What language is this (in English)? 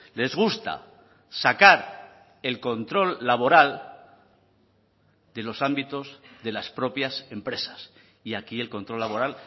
Spanish